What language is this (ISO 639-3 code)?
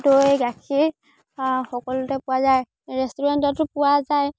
asm